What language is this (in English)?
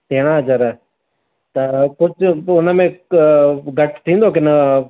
Sindhi